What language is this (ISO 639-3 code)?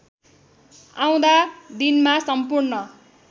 nep